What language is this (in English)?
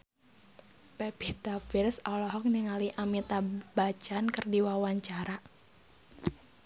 Sundanese